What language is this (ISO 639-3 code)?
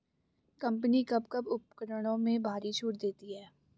hin